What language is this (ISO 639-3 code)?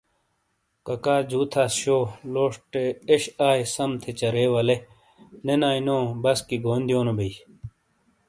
scl